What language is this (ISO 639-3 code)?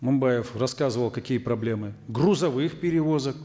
kaz